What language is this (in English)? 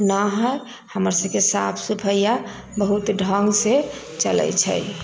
Maithili